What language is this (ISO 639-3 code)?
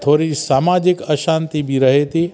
snd